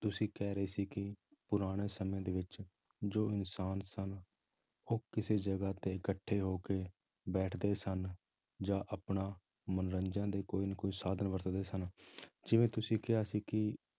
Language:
Punjabi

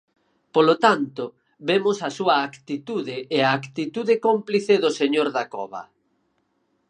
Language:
Galician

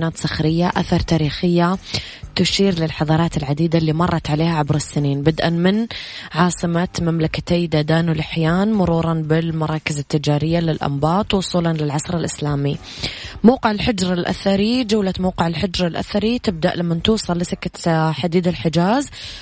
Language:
Arabic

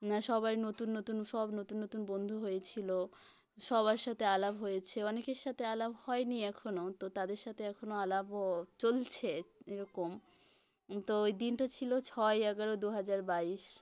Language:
Bangla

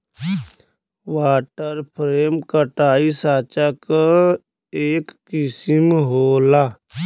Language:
Bhojpuri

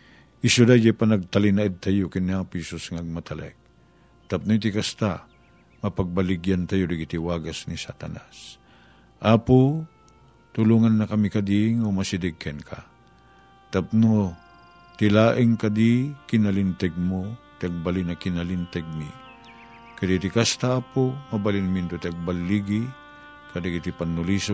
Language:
Filipino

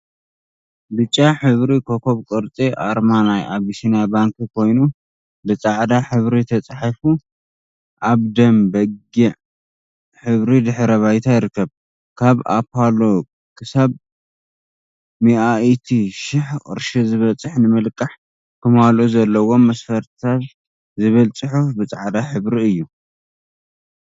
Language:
Tigrinya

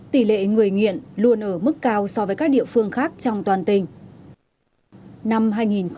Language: Vietnamese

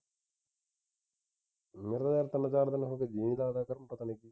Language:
Punjabi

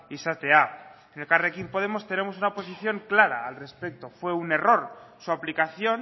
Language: Spanish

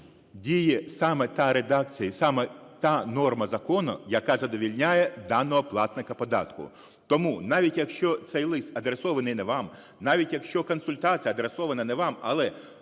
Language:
Ukrainian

